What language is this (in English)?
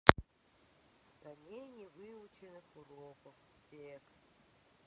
Russian